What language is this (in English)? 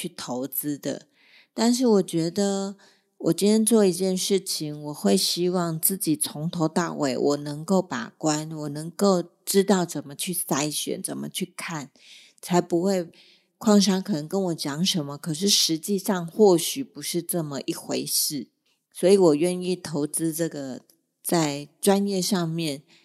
Chinese